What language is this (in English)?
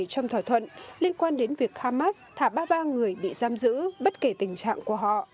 Vietnamese